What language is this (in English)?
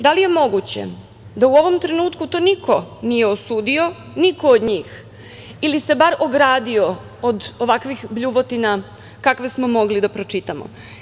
Serbian